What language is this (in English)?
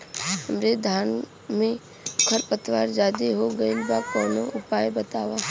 Bhojpuri